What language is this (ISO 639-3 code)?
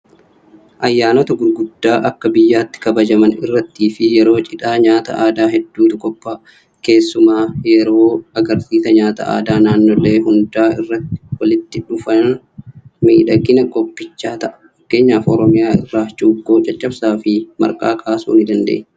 orm